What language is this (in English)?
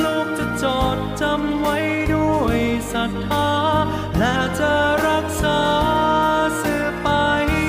Thai